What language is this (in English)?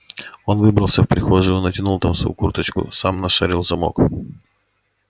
Russian